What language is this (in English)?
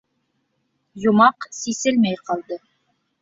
Bashkir